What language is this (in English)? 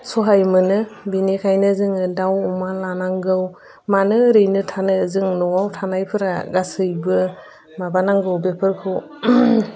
Bodo